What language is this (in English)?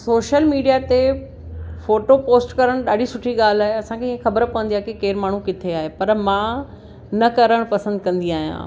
Sindhi